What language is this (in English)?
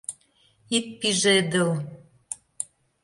Mari